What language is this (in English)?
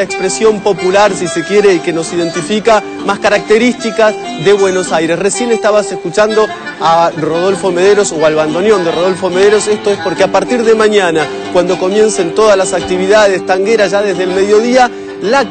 Spanish